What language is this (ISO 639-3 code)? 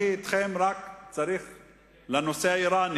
heb